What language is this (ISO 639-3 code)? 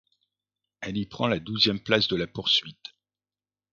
fra